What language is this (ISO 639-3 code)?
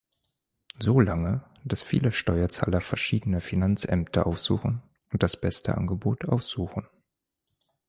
deu